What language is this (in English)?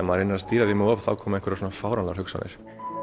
Icelandic